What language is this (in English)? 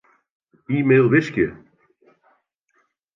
Western Frisian